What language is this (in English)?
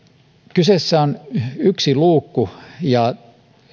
Finnish